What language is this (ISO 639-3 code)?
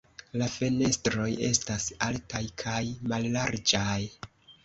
epo